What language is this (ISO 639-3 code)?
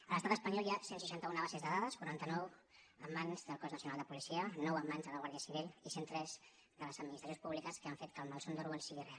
cat